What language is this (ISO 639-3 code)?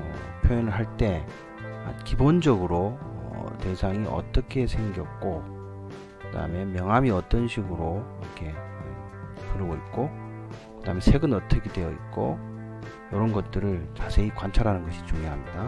kor